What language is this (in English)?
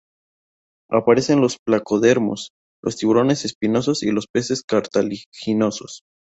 Spanish